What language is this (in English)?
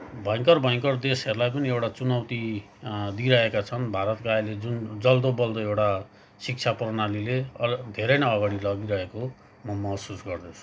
Nepali